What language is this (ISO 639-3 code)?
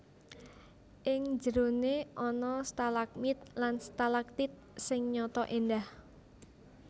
jav